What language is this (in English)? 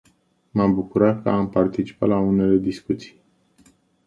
Romanian